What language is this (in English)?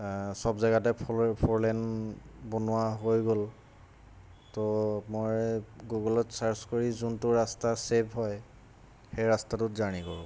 Assamese